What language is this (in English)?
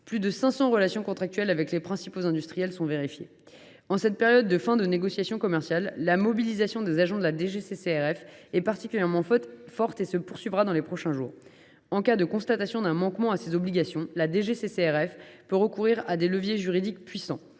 French